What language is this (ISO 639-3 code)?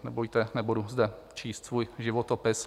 ces